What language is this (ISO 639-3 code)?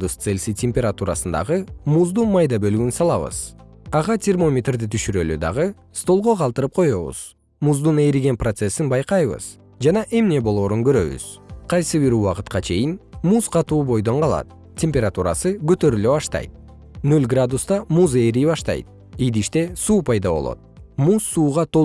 kir